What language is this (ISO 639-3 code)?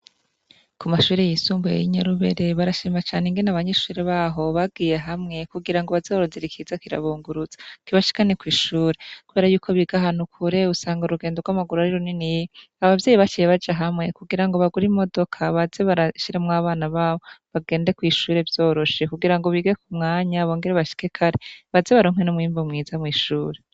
run